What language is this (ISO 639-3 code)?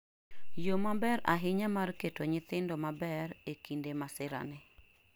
luo